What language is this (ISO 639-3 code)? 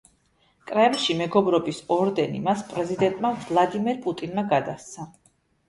kat